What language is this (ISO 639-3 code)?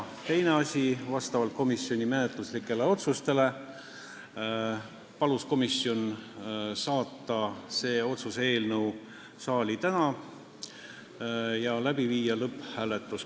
est